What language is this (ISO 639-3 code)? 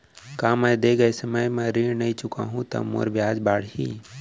hne